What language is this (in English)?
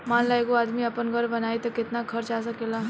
Bhojpuri